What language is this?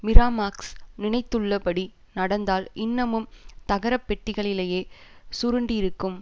Tamil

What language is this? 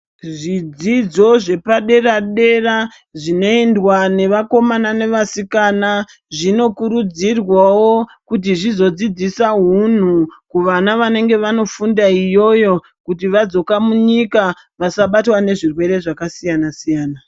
Ndau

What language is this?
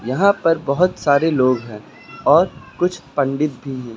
Hindi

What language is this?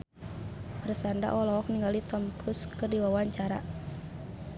Sundanese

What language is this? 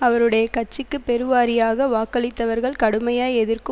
Tamil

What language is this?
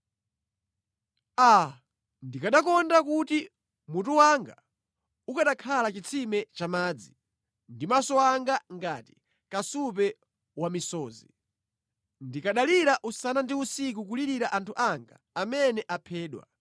Nyanja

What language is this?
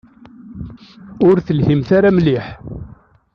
Kabyle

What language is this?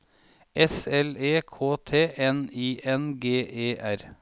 Norwegian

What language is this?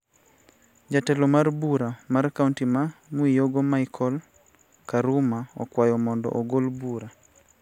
Luo (Kenya and Tanzania)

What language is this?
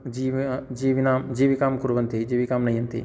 Sanskrit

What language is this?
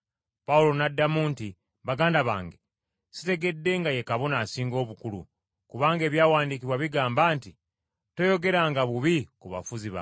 Ganda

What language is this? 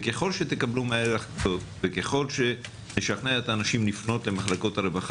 Hebrew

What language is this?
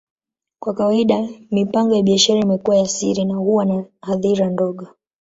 Swahili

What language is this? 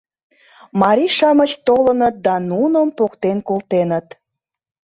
Mari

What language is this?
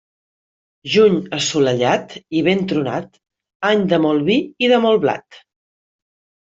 Catalan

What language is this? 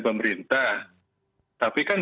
Indonesian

